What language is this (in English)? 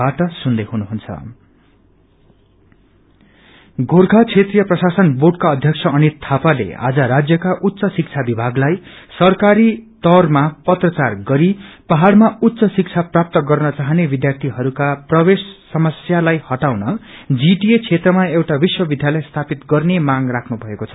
Nepali